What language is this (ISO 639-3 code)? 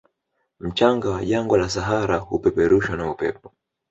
swa